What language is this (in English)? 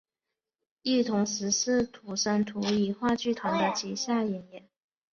Chinese